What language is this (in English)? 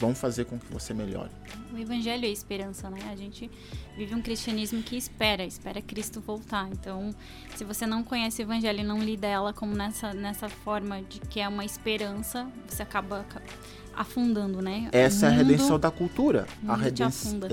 Portuguese